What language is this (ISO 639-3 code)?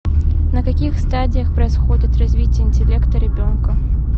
rus